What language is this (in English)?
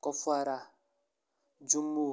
Kashmiri